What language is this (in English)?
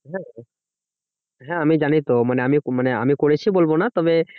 Bangla